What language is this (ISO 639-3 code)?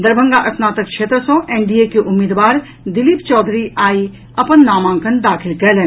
mai